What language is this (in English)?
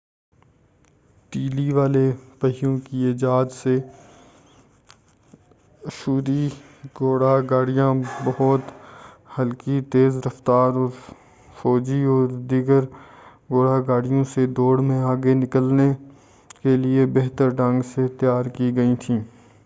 Urdu